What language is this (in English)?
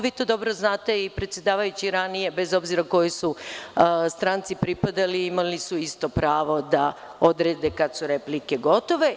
Serbian